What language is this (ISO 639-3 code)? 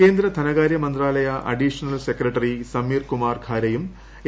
mal